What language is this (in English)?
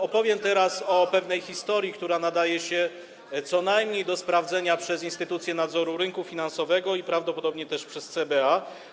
Polish